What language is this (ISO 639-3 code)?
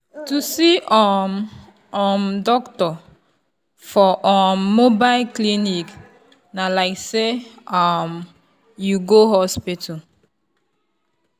pcm